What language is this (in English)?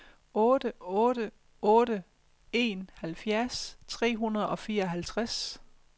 Danish